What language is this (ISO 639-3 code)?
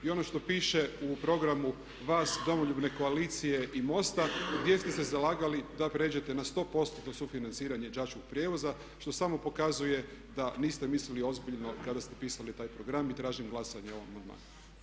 hrv